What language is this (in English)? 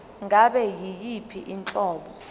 Zulu